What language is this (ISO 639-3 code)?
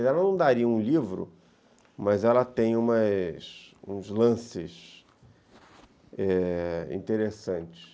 por